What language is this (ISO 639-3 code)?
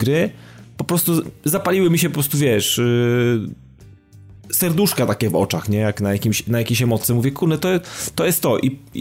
pol